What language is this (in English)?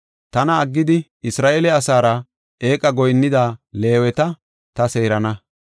Gofa